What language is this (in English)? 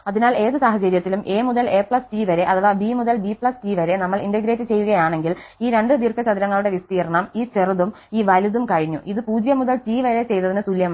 Malayalam